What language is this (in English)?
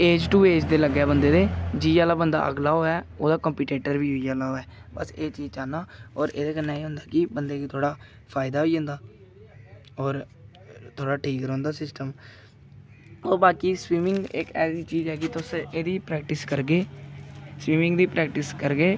Dogri